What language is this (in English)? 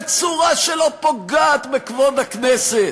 Hebrew